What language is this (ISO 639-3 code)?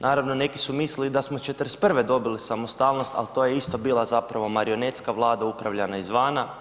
hrv